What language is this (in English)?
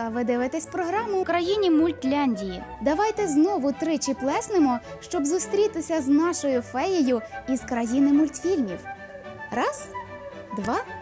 Ukrainian